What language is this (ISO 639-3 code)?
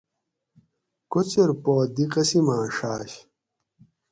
gwc